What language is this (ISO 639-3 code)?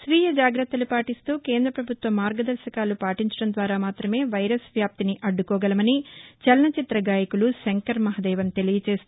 tel